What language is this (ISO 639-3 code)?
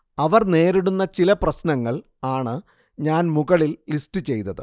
mal